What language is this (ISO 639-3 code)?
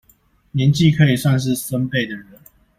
zho